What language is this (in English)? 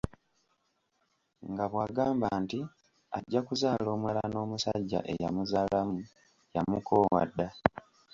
Ganda